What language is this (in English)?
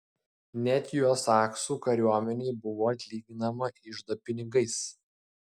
Lithuanian